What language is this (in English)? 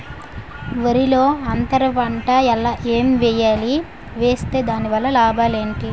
Telugu